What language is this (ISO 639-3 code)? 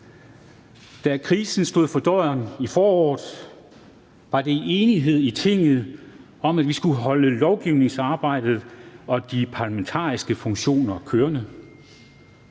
dan